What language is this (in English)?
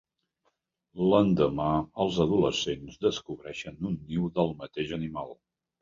Catalan